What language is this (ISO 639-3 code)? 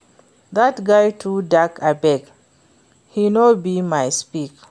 pcm